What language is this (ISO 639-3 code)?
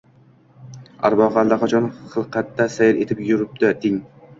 uzb